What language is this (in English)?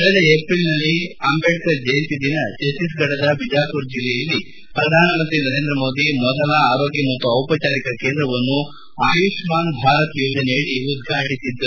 Kannada